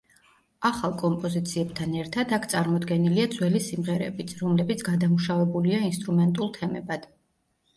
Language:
Georgian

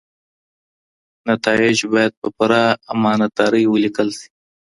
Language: Pashto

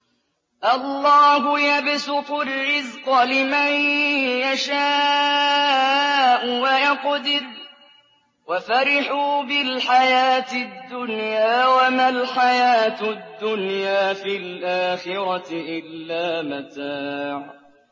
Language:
Arabic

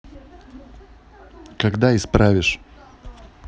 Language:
Russian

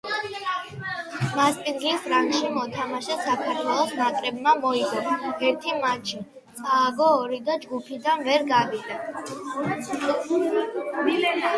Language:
Georgian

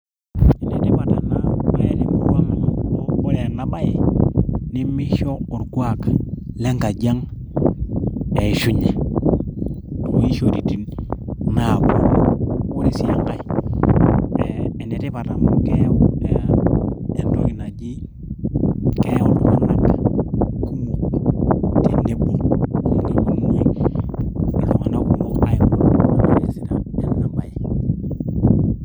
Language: Masai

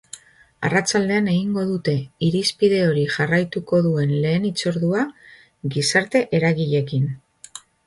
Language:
Basque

